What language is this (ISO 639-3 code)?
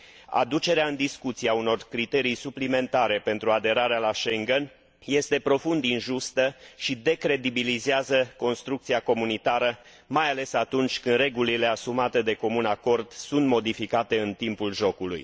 ron